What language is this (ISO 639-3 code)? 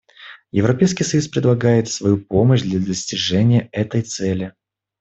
rus